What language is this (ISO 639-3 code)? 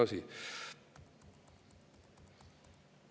est